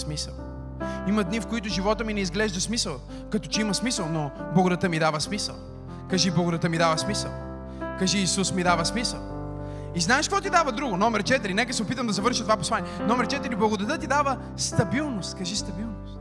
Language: Bulgarian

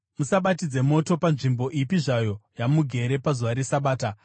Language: Shona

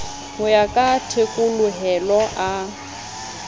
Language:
Southern Sotho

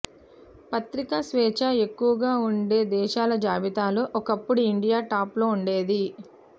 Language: Telugu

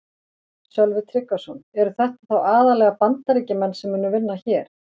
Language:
Icelandic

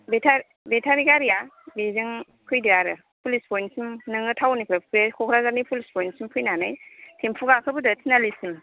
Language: Bodo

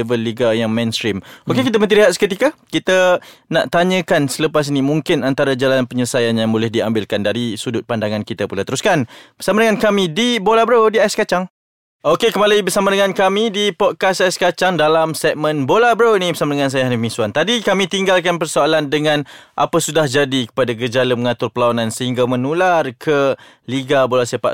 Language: Malay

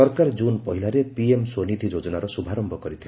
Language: Odia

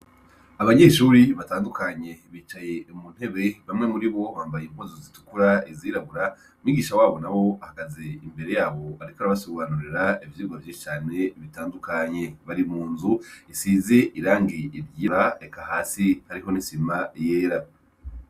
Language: Rundi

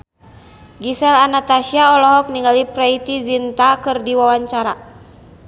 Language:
Sundanese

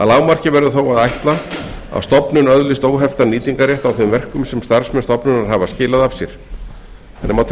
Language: Icelandic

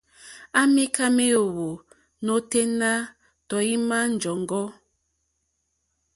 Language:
Mokpwe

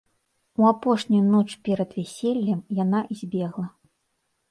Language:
Belarusian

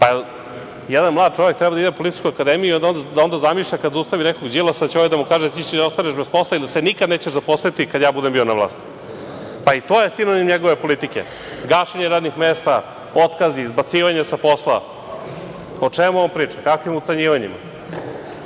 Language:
Serbian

